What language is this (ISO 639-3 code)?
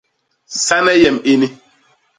bas